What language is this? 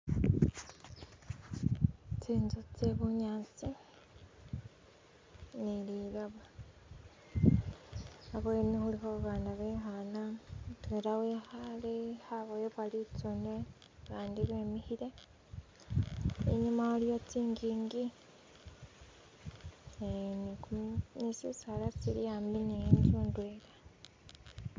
Masaaba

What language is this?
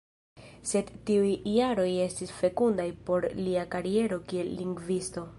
Esperanto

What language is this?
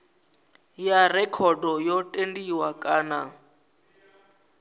Venda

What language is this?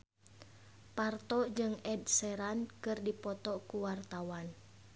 Sundanese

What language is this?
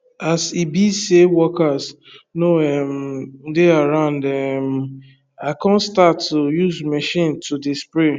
Nigerian Pidgin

